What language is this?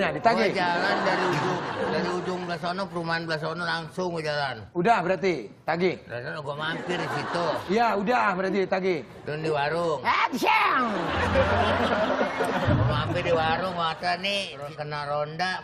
Indonesian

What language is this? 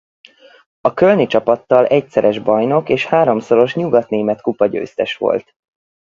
Hungarian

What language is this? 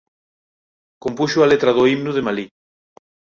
Galician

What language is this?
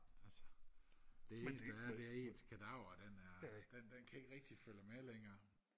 Danish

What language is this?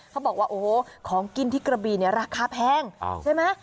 Thai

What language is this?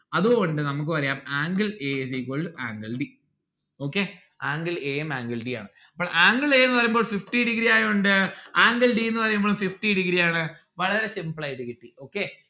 Malayalam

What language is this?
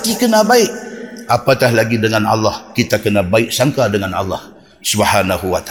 Malay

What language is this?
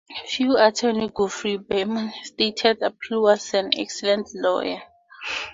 English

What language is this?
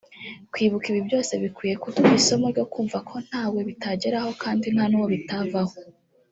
Kinyarwanda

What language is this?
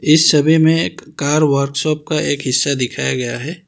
Hindi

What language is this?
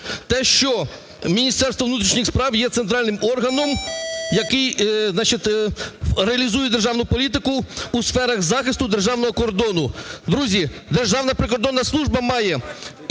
Ukrainian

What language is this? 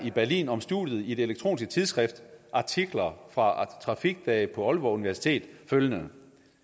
Danish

